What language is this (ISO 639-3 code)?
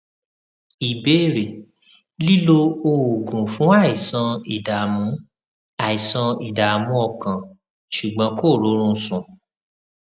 yor